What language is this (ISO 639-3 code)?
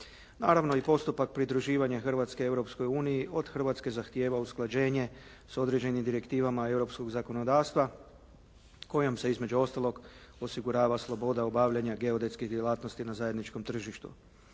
hrv